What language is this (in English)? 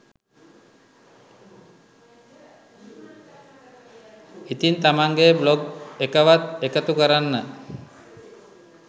Sinhala